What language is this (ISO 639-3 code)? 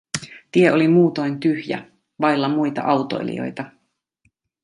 fin